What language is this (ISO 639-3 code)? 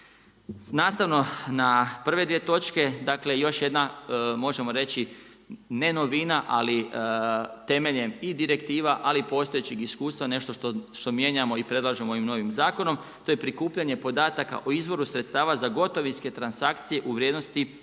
hrv